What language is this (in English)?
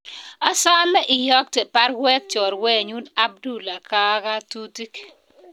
Kalenjin